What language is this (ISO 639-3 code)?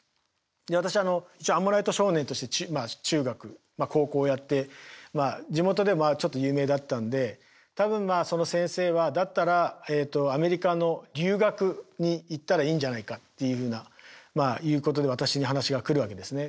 jpn